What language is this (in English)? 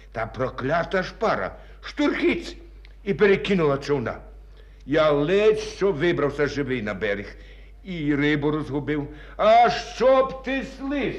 Ukrainian